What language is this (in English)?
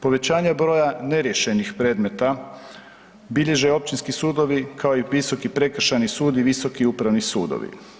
Croatian